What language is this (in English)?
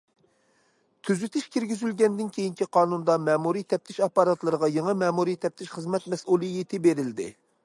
Uyghur